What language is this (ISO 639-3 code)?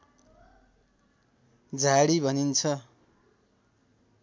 nep